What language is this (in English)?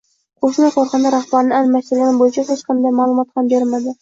Uzbek